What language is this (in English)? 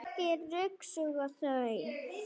Icelandic